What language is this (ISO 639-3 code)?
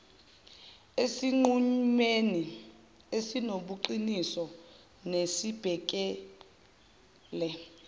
zul